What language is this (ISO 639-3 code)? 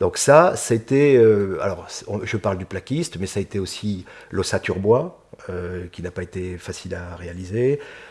fra